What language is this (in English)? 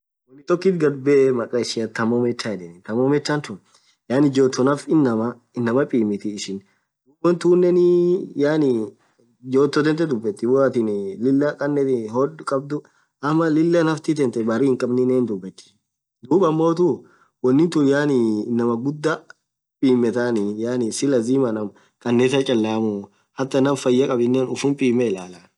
Orma